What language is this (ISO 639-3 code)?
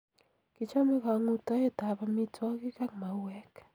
kln